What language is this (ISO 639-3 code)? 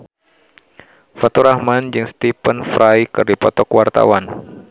sun